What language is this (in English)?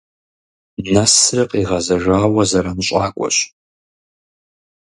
Kabardian